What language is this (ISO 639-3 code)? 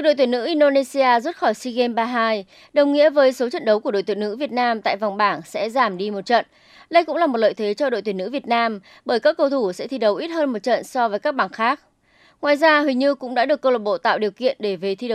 vie